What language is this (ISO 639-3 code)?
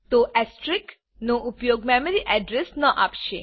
guj